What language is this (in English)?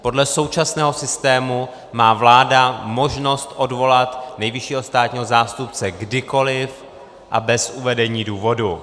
Czech